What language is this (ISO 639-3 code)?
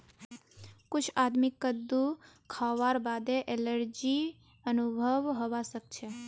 mag